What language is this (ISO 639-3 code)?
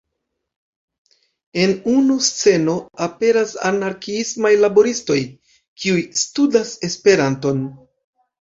epo